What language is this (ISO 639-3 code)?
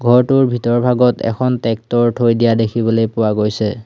asm